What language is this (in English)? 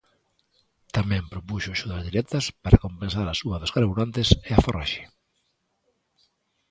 Galician